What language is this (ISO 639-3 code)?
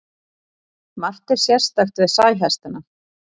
isl